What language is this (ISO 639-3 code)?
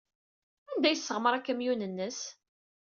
kab